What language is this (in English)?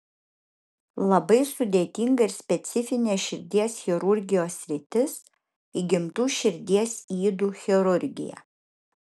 Lithuanian